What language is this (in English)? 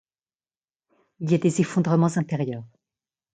French